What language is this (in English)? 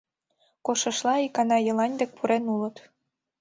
Mari